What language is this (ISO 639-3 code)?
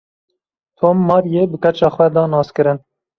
kur